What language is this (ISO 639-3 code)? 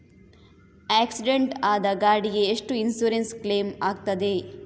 kan